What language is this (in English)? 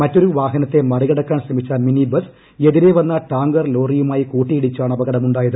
Malayalam